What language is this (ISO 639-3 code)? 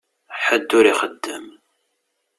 kab